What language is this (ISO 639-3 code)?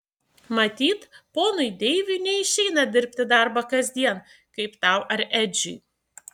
lit